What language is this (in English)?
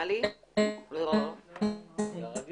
Hebrew